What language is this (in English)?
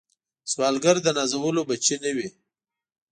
Pashto